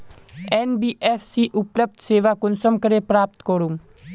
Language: Magahi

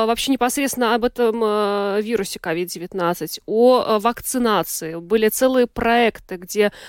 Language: Russian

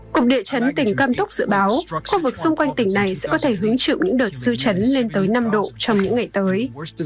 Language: Vietnamese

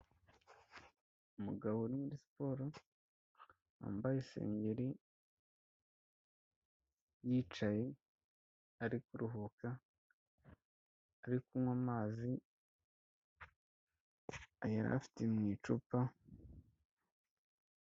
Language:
Kinyarwanda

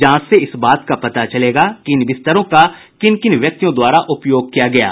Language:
Hindi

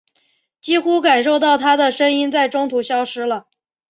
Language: Chinese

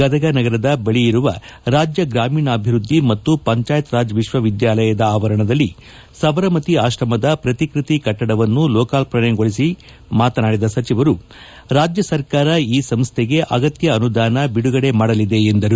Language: Kannada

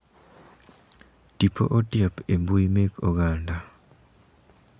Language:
Luo (Kenya and Tanzania)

